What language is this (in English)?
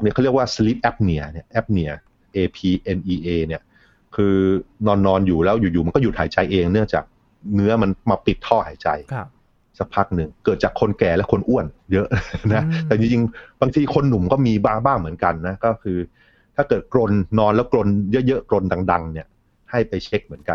Thai